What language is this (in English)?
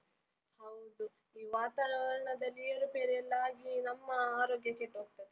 Kannada